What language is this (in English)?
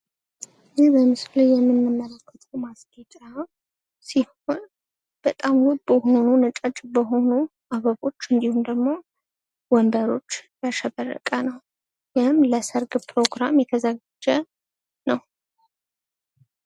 Amharic